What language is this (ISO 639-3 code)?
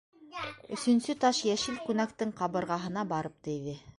bak